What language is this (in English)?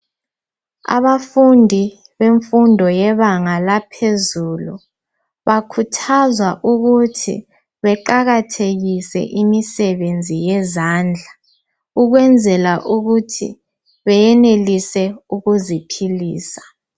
North Ndebele